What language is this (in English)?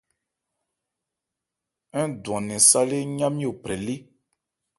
Ebrié